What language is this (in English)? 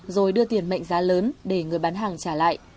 Vietnamese